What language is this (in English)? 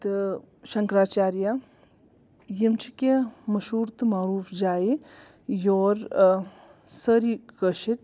Kashmiri